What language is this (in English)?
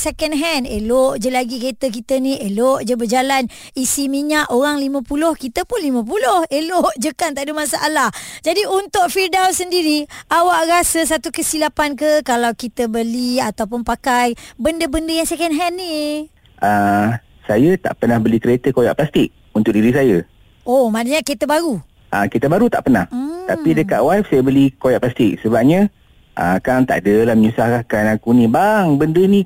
Malay